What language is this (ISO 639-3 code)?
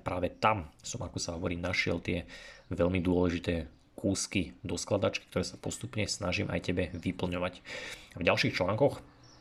slk